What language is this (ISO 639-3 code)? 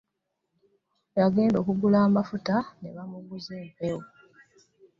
lug